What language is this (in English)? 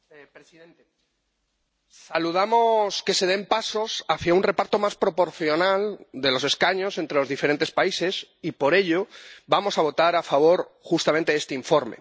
Spanish